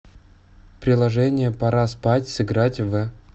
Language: Russian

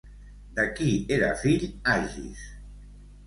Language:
Catalan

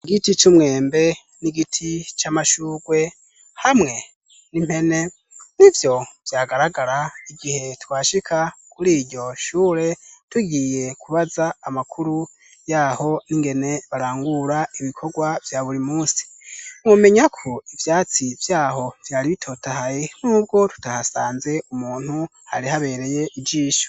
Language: Rundi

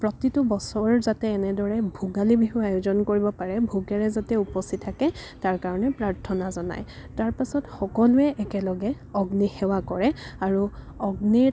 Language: Assamese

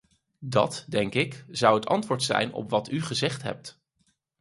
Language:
Dutch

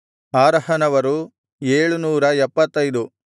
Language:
Kannada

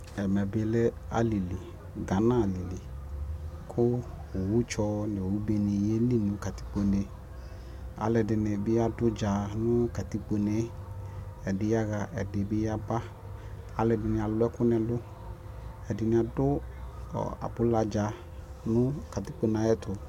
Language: Ikposo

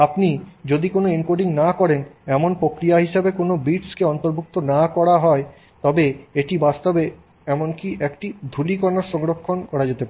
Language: Bangla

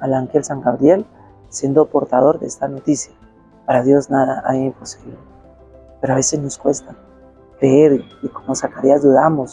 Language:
Spanish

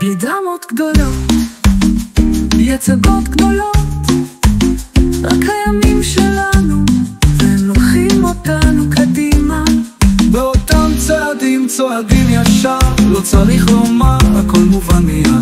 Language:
Hebrew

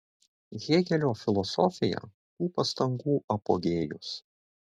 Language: Lithuanian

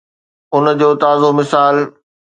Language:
Sindhi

